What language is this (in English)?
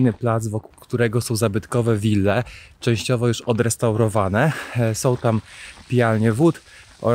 Polish